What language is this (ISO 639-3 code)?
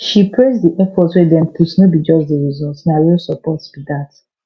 pcm